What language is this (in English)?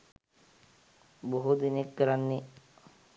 Sinhala